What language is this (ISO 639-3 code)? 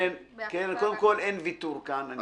heb